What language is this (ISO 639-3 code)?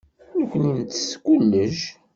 kab